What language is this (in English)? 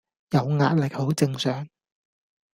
Cantonese